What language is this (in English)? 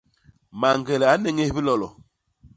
Basaa